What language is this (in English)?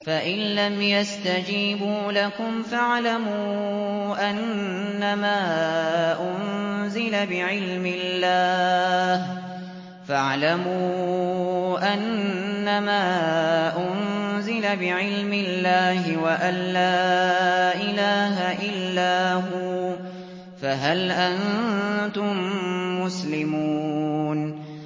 Arabic